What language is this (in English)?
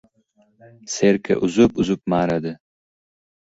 Uzbek